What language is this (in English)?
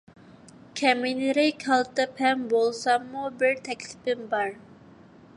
Uyghur